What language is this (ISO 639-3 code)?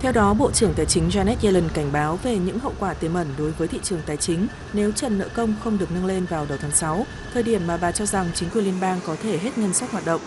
vie